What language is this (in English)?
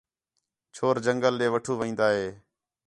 Khetrani